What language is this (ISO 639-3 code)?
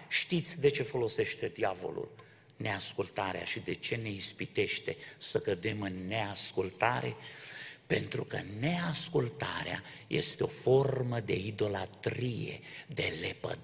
ron